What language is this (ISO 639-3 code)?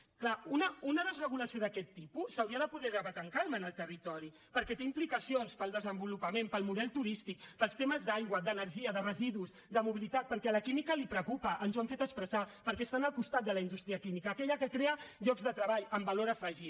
cat